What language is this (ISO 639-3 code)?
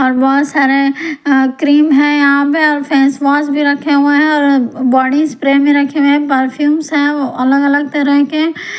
hin